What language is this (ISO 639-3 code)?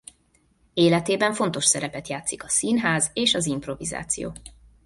hun